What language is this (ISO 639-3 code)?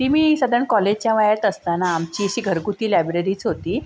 mar